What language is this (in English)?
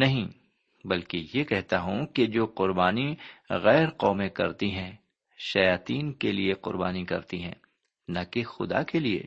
Urdu